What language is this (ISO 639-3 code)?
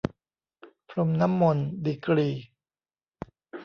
tha